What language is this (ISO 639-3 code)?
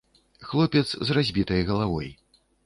bel